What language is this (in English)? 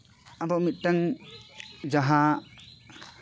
Santali